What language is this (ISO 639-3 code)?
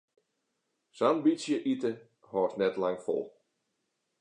fry